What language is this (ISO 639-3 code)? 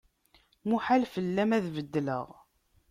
kab